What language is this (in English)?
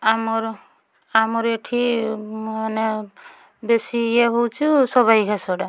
Odia